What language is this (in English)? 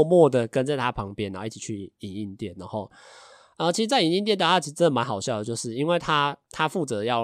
Chinese